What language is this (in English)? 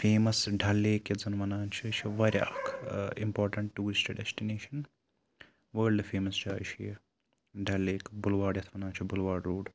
Kashmiri